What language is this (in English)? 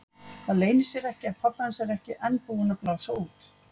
Icelandic